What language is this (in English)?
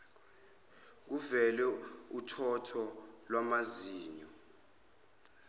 Zulu